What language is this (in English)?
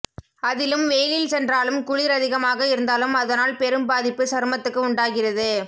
Tamil